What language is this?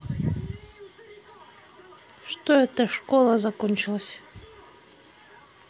Russian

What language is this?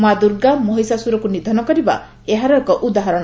Odia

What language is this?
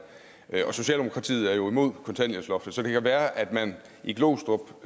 Danish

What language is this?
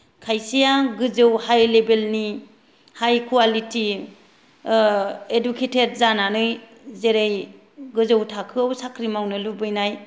Bodo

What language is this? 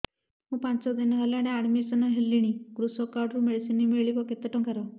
Odia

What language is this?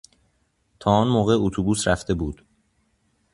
Persian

